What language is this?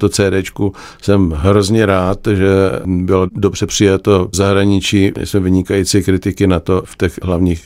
Czech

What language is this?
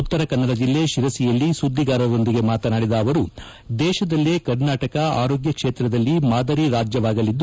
Kannada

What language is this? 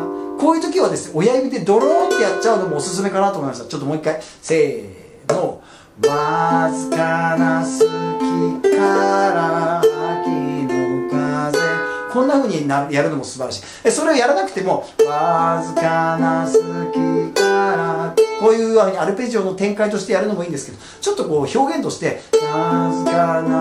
Japanese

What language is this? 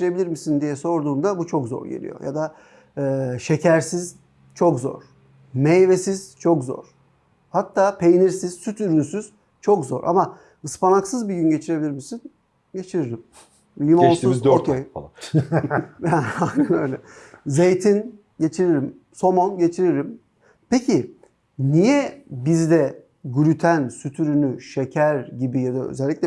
Turkish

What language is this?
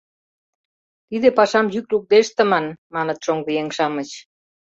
Mari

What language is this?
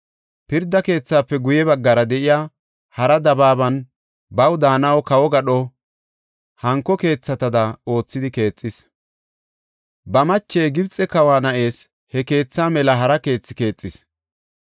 Gofa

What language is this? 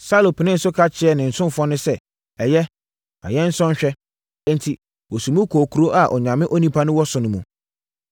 Akan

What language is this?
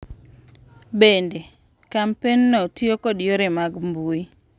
Luo (Kenya and Tanzania)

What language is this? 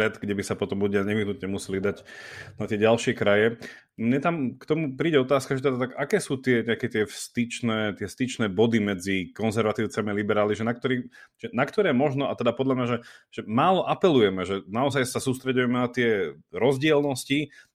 Slovak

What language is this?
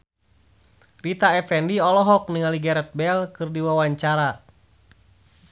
Sundanese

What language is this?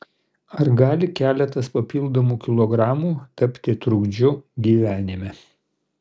Lithuanian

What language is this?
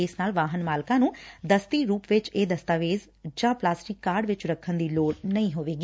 Punjabi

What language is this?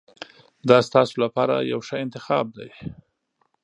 Pashto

